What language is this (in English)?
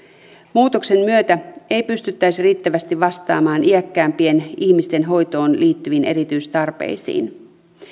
Finnish